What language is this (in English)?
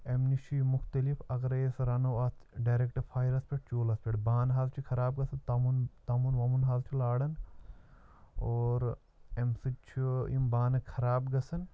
Kashmiri